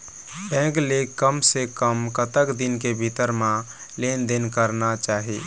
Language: Chhattisgarhi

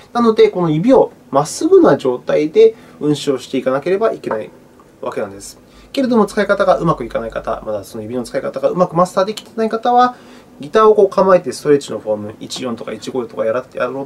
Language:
Japanese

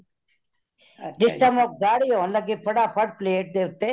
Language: Punjabi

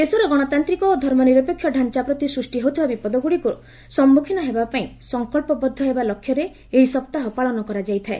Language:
Odia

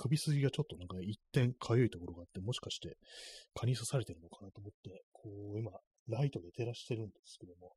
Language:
Japanese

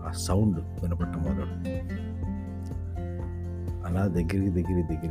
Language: Telugu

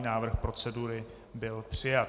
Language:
Czech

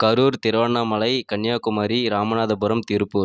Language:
Tamil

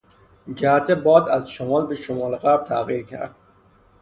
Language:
Persian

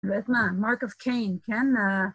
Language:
Hebrew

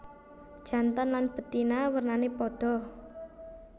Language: Javanese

